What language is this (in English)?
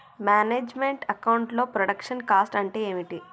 Telugu